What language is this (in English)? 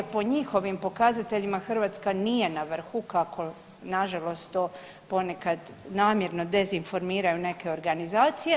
Croatian